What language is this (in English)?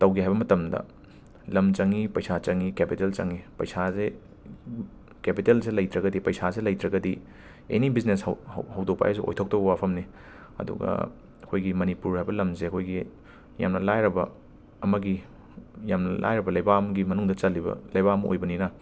Manipuri